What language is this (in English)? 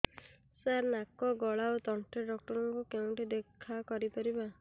Odia